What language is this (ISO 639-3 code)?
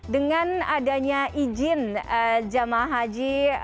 ind